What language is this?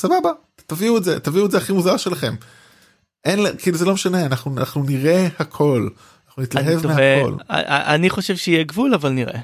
Hebrew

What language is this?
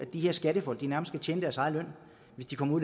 Danish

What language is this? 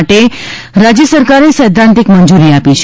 Gujarati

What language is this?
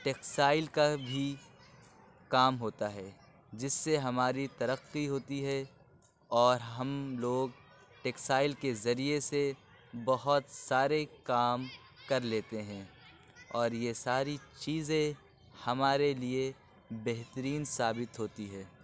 Urdu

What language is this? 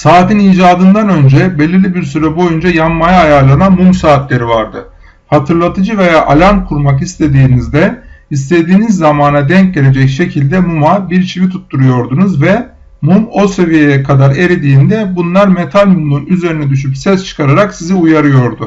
Turkish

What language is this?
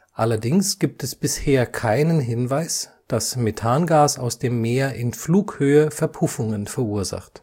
German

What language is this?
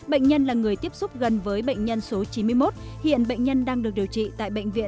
Vietnamese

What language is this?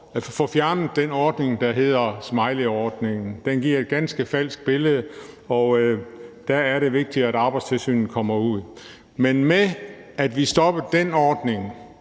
Danish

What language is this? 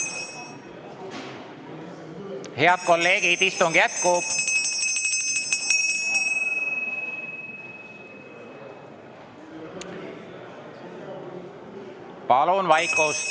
Estonian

